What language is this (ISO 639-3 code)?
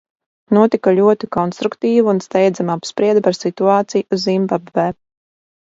lav